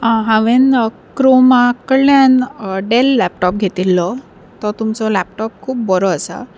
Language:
Konkani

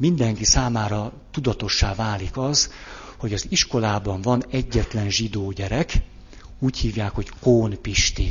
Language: Hungarian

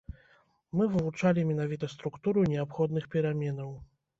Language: Belarusian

